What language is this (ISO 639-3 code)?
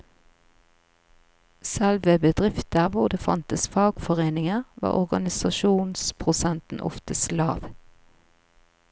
nor